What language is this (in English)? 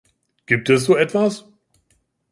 German